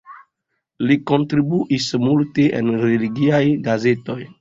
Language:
Esperanto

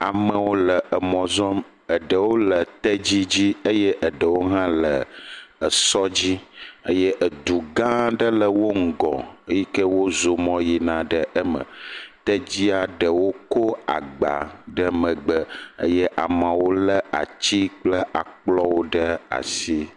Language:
Ewe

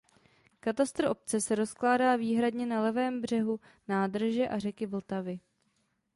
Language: Czech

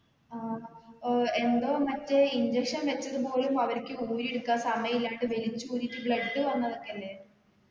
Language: Malayalam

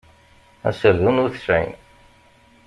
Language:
Kabyle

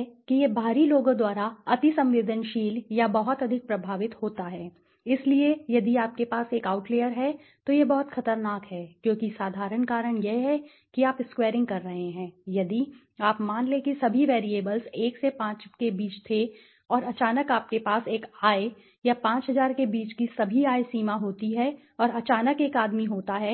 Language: Hindi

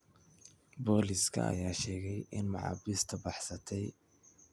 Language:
Somali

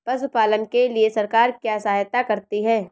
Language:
Hindi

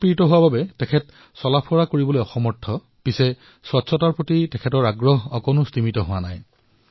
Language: Assamese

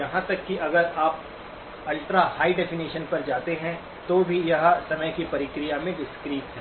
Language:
Hindi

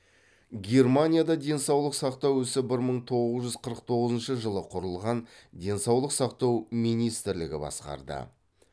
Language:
Kazakh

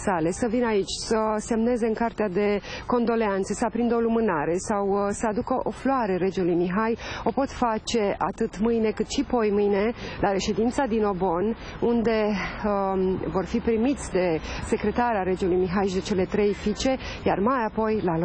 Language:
Romanian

